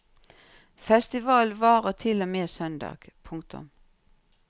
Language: Norwegian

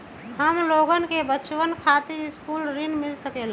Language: Magahi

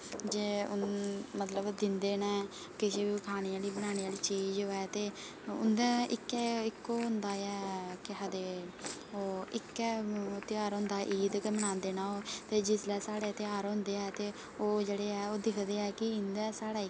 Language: Dogri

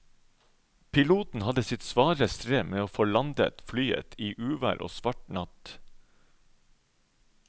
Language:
Norwegian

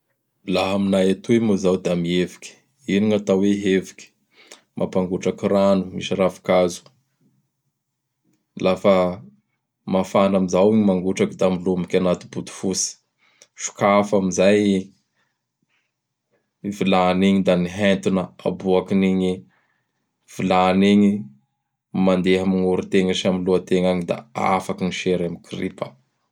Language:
Bara Malagasy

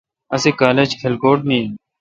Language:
Kalkoti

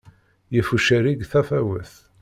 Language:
Kabyle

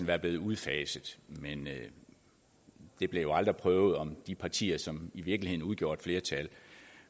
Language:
Danish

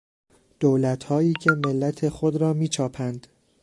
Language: Persian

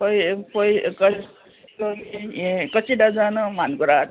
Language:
Konkani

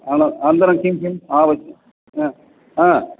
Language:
Sanskrit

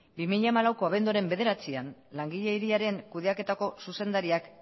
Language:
Basque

